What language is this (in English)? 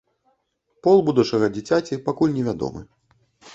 Belarusian